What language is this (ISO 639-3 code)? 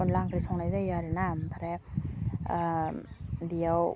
brx